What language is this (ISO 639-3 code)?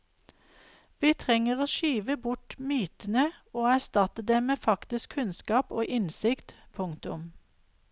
nor